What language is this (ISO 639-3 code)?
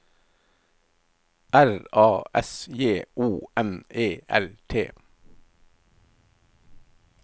nor